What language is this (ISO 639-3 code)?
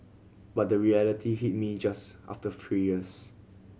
eng